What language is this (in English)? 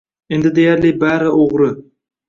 Uzbek